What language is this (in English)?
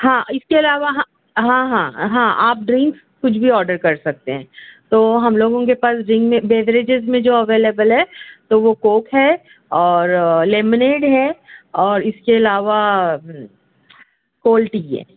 Urdu